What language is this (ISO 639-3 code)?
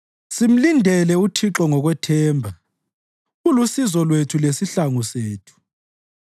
nde